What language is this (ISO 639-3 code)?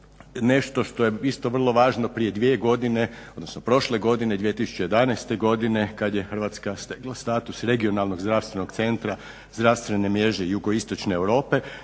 hrv